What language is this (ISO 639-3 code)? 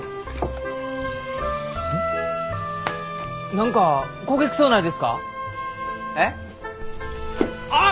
jpn